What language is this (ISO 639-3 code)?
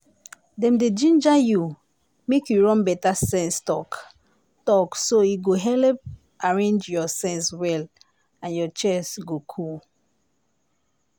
pcm